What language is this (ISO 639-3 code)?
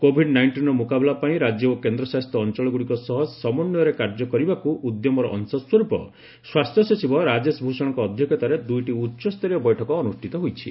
ori